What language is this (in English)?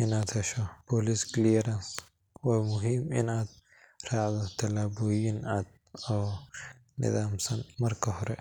Somali